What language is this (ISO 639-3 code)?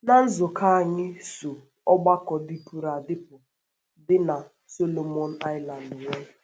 ibo